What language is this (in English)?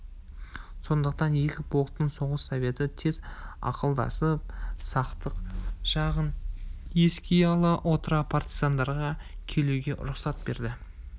Kazakh